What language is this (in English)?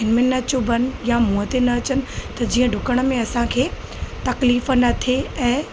Sindhi